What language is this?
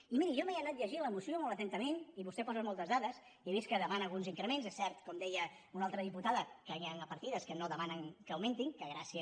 Catalan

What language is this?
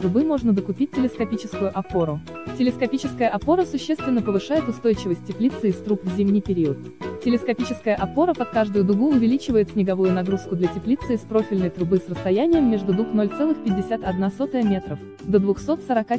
Russian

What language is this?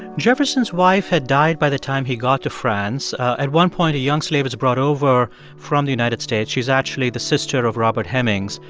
English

